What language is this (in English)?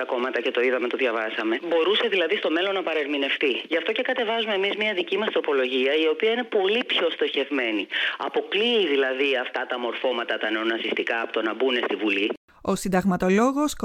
Greek